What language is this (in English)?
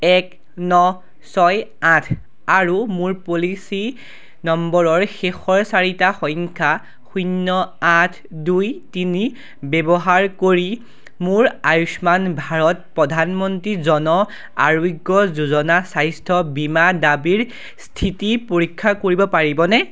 Assamese